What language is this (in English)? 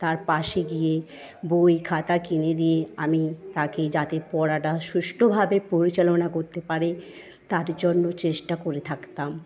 Bangla